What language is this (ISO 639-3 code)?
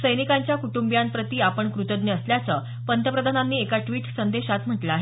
mar